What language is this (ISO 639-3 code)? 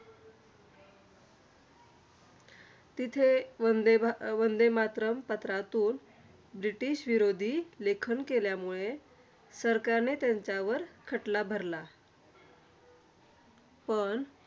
mar